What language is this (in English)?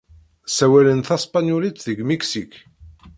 Kabyle